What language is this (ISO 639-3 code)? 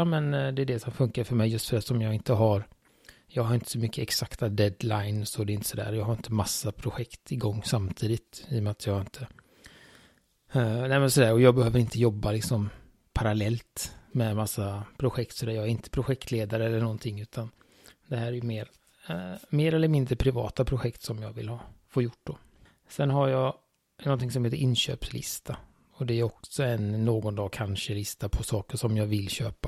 swe